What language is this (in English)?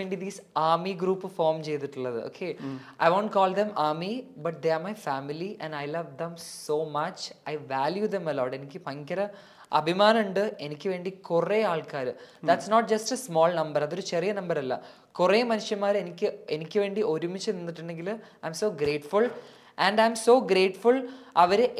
Malayalam